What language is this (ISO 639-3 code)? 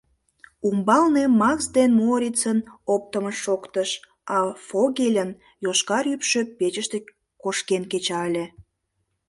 chm